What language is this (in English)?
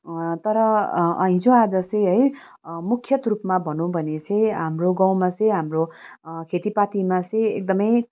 Nepali